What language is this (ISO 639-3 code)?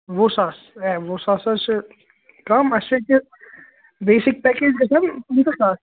kas